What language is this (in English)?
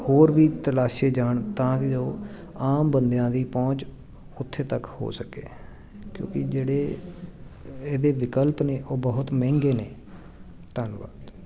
Punjabi